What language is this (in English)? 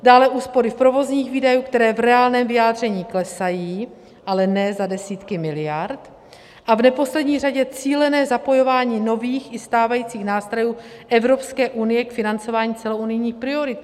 Czech